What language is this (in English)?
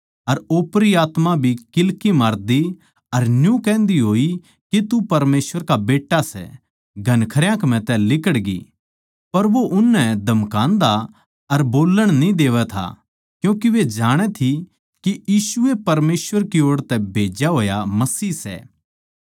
Haryanvi